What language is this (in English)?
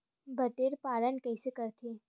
Chhattisgarhi